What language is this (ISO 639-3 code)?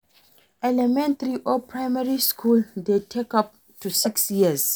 pcm